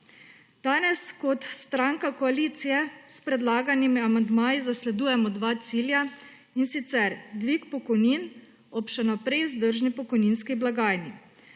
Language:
Slovenian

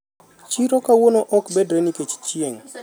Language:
Luo (Kenya and Tanzania)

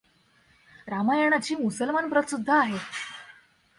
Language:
Marathi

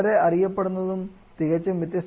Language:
Malayalam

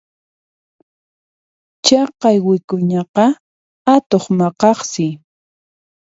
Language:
Puno Quechua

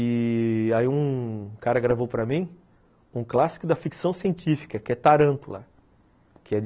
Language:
Portuguese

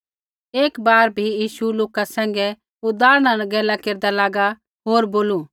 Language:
Kullu Pahari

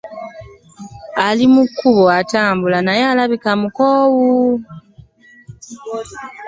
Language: Ganda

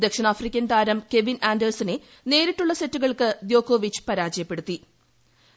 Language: Malayalam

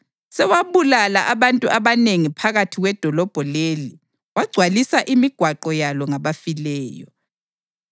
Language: North Ndebele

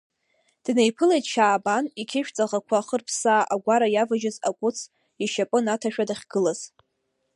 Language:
Abkhazian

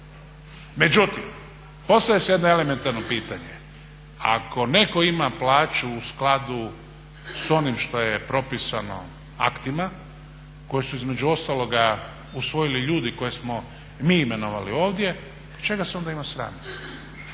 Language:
Croatian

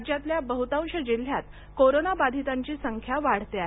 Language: Marathi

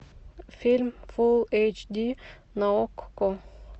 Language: Russian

